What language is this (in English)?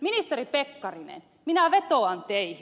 Finnish